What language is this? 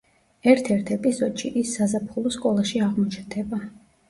Georgian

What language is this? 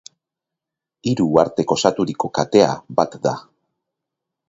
Basque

